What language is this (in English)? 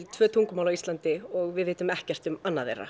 Icelandic